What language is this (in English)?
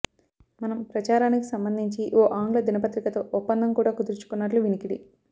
Telugu